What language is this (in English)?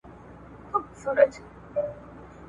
Pashto